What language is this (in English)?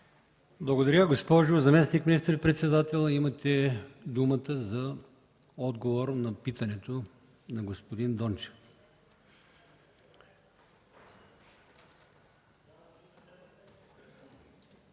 Bulgarian